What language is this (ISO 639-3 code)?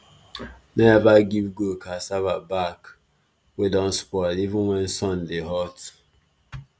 pcm